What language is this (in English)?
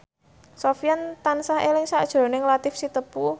Javanese